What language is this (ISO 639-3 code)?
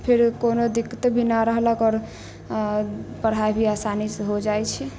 mai